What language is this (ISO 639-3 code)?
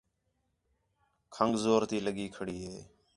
xhe